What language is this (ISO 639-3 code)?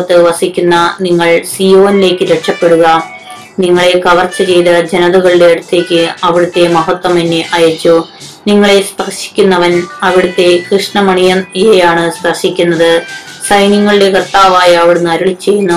mal